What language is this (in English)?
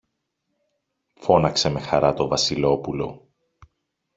Greek